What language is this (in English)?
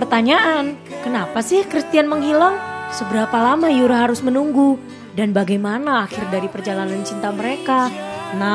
Indonesian